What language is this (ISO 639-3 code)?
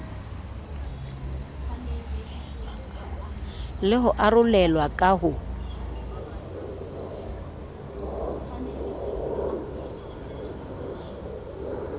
sot